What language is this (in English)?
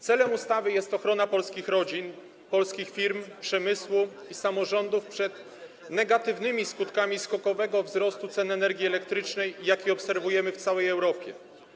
Polish